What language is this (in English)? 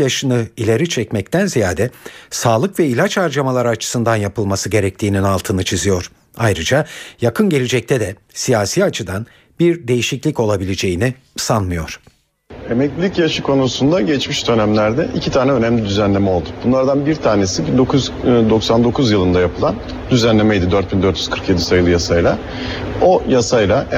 Turkish